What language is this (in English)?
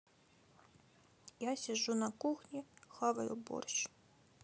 Russian